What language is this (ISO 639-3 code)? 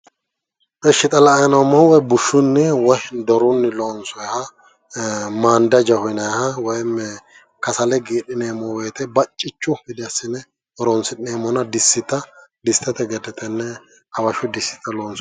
sid